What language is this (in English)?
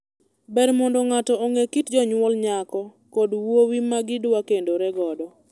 Luo (Kenya and Tanzania)